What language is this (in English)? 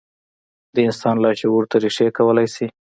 Pashto